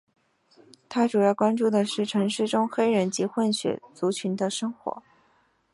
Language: Chinese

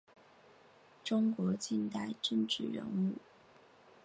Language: Chinese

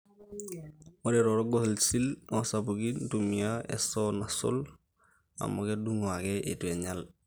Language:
Masai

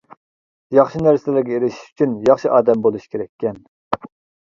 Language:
Uyghur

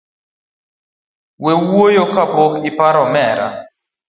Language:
Luo (Kenya and Tanzania)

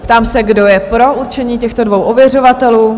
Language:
Czech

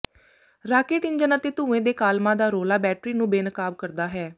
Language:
Punjabi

